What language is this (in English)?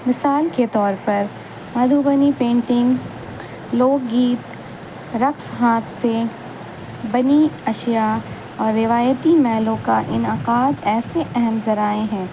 Urdu